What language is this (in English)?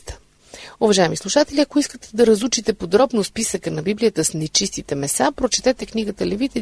Bulgarian